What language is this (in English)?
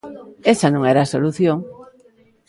Galician